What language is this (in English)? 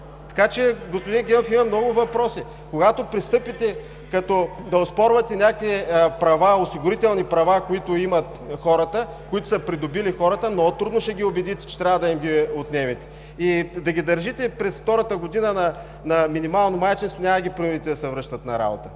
Bulgarian